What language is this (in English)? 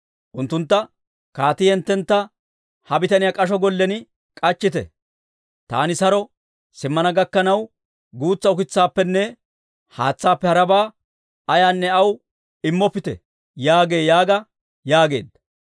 Dawro